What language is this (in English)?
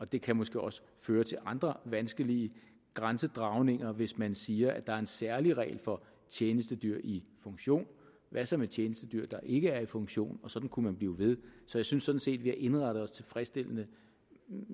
Danish